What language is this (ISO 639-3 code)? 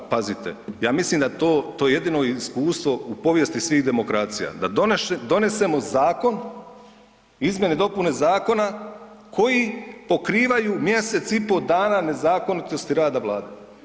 hrv